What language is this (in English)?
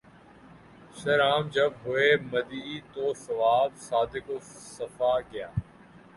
Urdu